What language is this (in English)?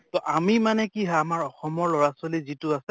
Assamese